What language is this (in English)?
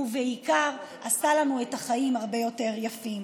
Hebrew